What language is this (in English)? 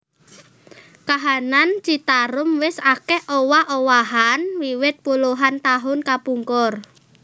Javanese